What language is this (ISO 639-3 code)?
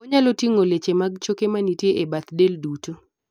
luo